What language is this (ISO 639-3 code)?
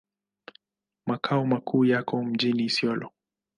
swa